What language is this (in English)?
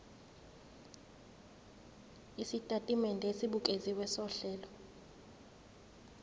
Zulu